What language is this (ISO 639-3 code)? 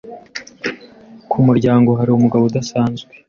kin